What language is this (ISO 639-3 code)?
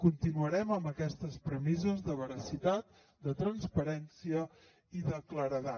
cat